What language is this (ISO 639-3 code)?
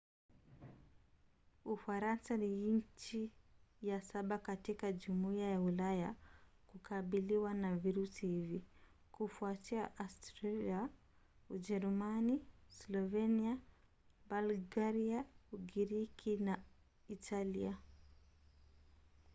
swa